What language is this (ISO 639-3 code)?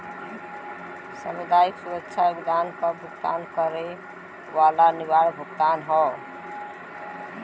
bho